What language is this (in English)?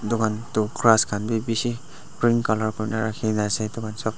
Naga Pidgin